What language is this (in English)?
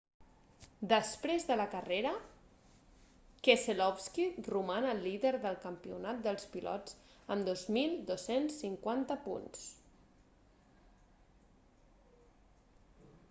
Catalan